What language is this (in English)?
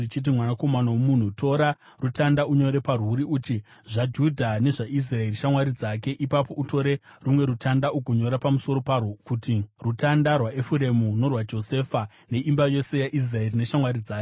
Shona